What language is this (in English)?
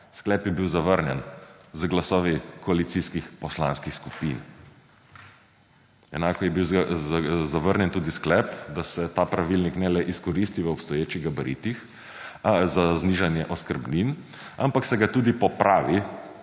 Slovenian